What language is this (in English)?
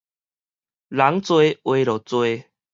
Min Nan Chinese